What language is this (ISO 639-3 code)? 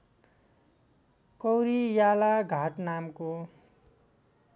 nep